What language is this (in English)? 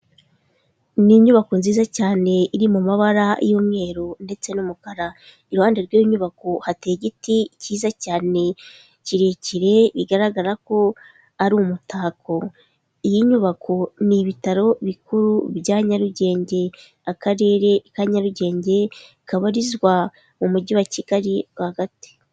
Kinyarwanda